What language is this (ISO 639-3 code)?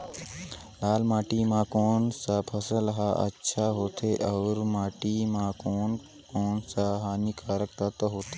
hne